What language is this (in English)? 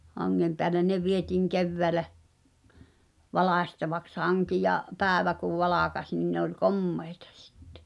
Finnish